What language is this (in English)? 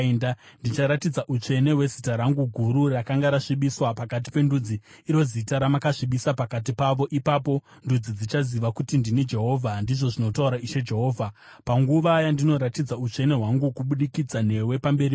Shona